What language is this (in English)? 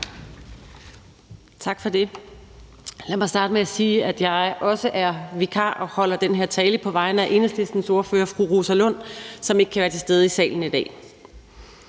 Danish